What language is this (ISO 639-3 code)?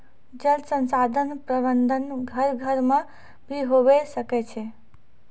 mai